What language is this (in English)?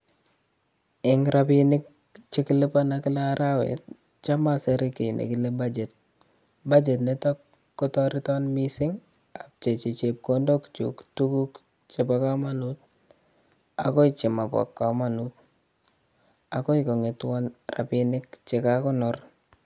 Kalenjin